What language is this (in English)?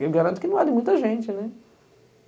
Portuguese